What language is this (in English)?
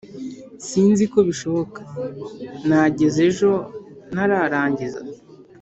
Kinyarwanda